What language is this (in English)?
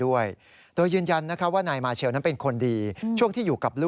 Thai